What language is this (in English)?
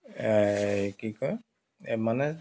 Assamese